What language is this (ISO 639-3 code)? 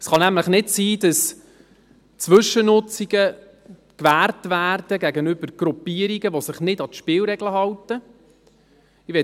gsw